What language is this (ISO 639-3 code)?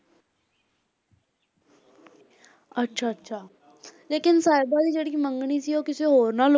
pan